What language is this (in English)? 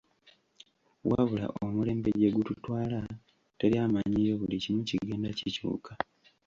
Ganda